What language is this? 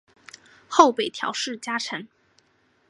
Chinese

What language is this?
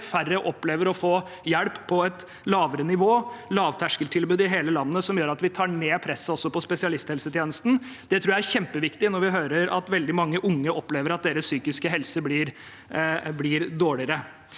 Norwegian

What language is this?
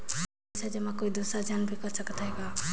Chhattisgarhi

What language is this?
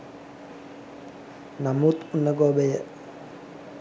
Sinhala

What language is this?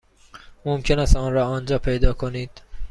Persian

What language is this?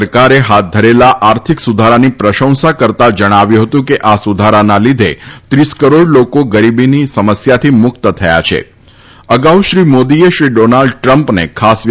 Gujarati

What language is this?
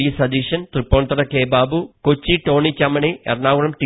Malayalam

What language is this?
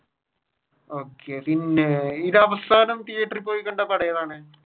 Malayalam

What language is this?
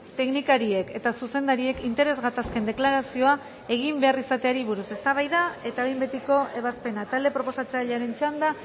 Basque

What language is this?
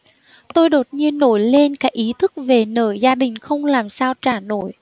Vietnamese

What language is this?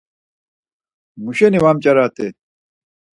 Laz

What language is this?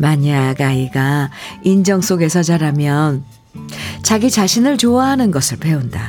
Korean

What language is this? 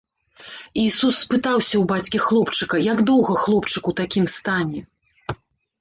Belarusian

